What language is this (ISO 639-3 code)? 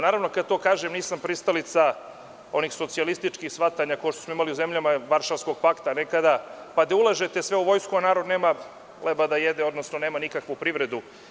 srp